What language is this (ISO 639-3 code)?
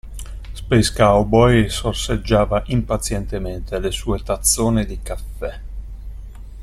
ita